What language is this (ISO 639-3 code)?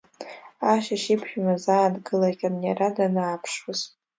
abk